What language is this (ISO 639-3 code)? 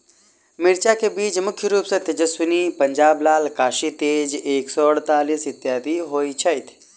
mai